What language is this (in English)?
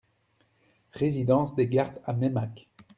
French